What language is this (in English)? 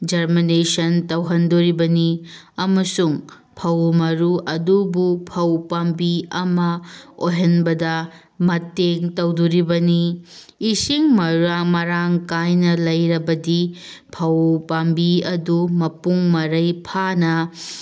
Manipuri